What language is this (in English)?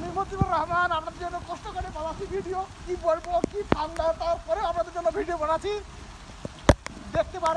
Turkish